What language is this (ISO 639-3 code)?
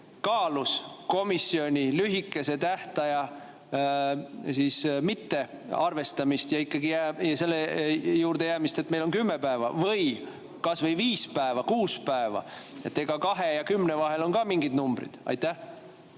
est